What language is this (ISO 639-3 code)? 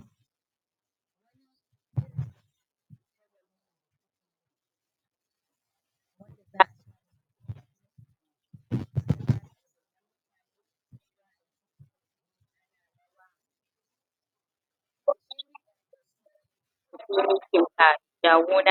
hau